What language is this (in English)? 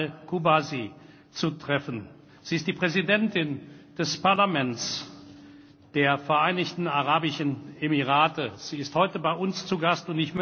German